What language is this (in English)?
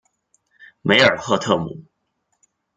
Chinese